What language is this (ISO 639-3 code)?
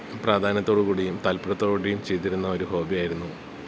mal